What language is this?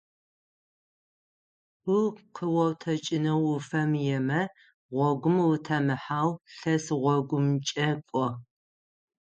Adyghe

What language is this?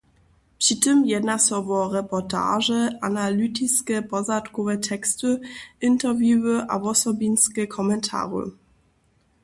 Upper Sorbian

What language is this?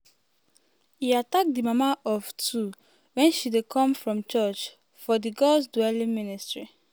Nigerian Pidgin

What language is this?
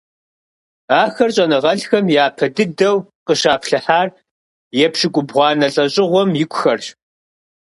Kabardian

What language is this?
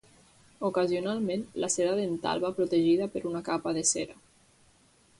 Catalan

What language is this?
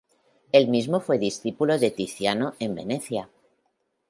Spanish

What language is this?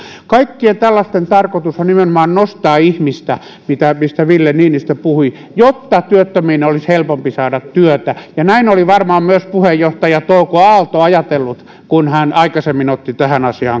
Finnish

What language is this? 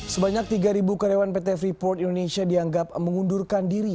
Indonesian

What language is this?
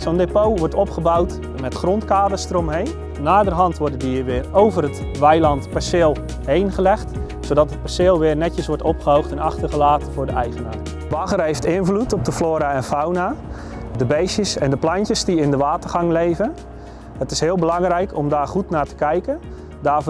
Dutch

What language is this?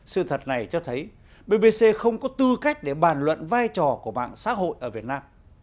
Vietnamese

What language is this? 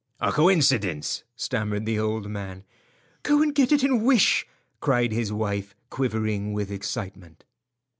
English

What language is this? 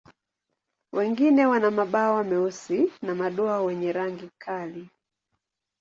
Swahili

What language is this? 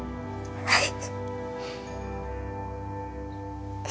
Japanese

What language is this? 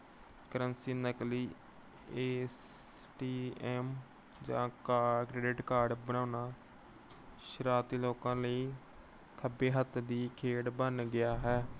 Punjabi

